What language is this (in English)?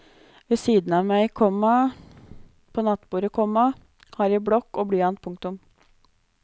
Norwegian